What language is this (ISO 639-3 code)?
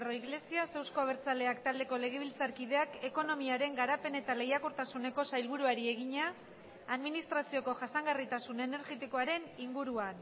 eus